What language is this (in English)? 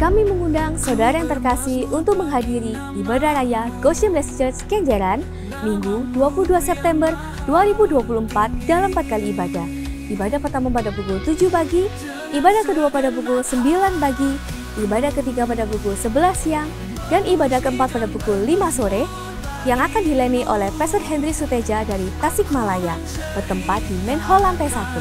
Indonesian